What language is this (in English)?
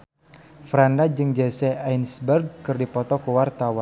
Sundanese